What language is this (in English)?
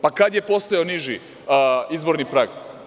Serbian